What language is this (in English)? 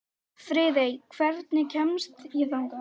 Icelandic